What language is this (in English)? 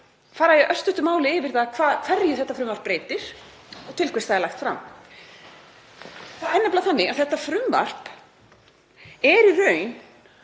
Icelandic